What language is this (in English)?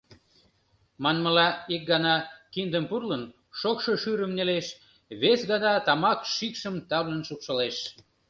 Mari